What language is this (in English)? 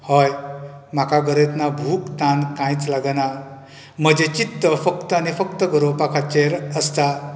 Konkani